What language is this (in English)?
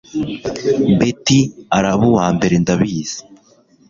Kinyarwanda